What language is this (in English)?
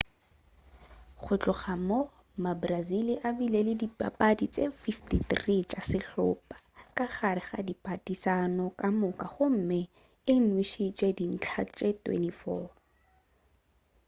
Northern Sotho